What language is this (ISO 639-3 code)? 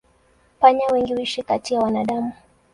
swa